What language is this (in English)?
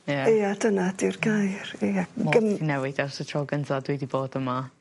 Welsh